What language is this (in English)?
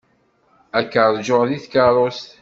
Kabyle